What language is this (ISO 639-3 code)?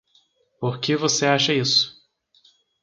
por